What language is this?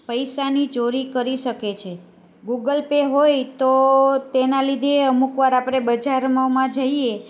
Gujarati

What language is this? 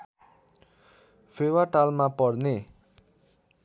Nepali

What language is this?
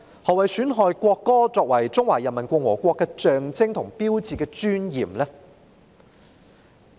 Cantonese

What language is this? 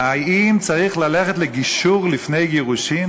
Hebrew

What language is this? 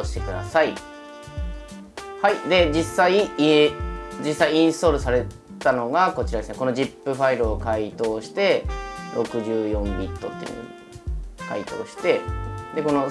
Japanese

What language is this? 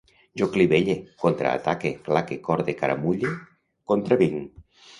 Catalan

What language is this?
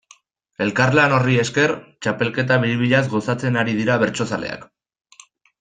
Basque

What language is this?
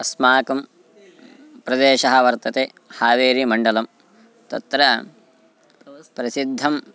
Sanskrit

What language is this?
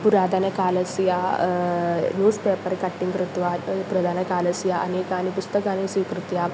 Sanskrit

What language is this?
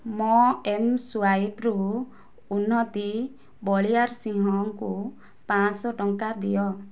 Odia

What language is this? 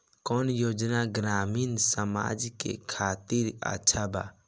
Bhojpuri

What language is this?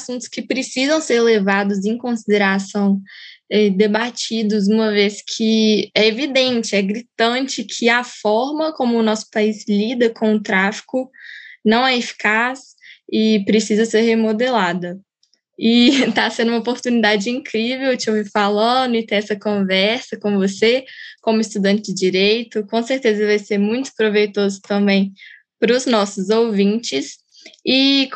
Portuguese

